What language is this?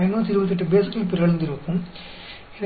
Hindi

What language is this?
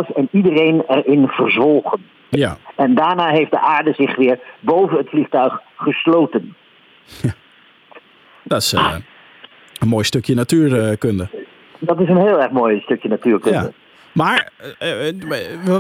Dutch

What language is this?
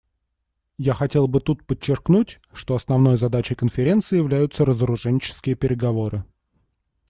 Russian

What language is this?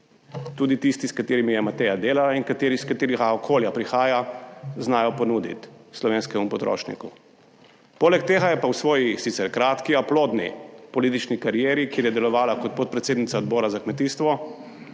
Slovenian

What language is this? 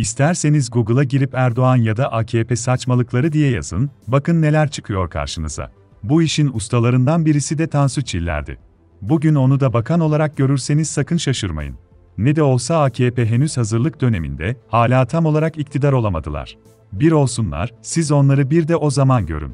Turkish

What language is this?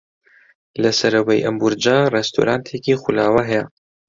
Central Kurdish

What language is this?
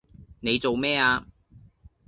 Cantonese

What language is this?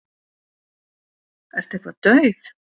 Icelandic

